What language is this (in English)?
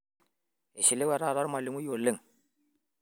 Masai